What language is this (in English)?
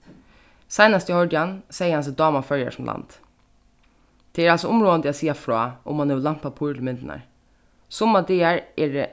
Faroese